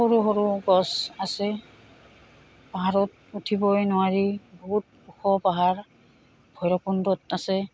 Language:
Assamese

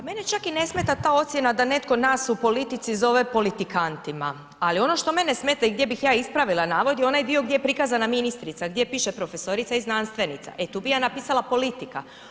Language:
Croatian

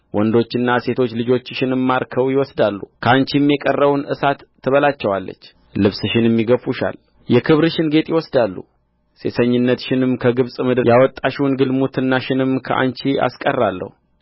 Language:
Amharic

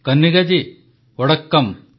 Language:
Odia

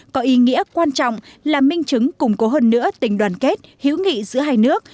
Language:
Vietnamese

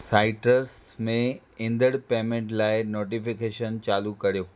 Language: Sindhi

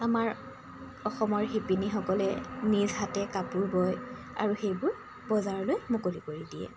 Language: Assamese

